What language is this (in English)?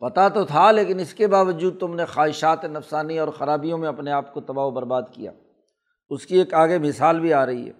Urdu